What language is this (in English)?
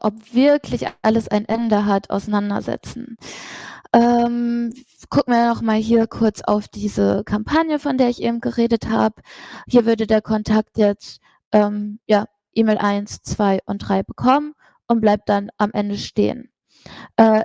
German